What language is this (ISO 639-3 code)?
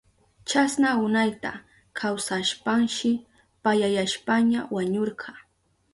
qup